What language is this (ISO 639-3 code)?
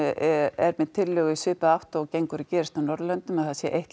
isl